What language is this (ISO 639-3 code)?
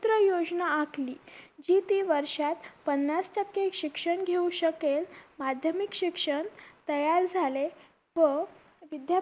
mar